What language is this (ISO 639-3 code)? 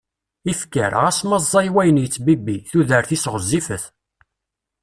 kab